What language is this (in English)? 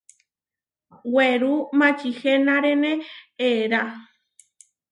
Huarijio